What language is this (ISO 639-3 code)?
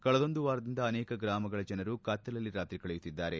kan